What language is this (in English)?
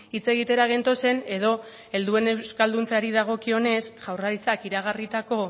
Basque